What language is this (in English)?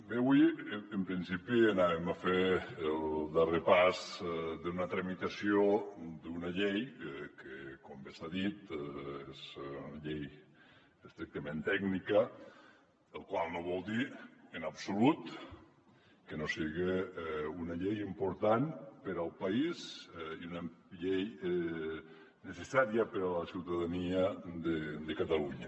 Catalan